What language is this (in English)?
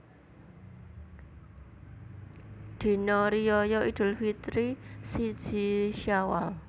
Javanese